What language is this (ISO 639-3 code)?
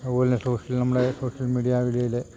mal